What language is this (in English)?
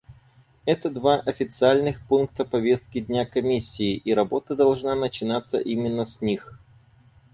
Russian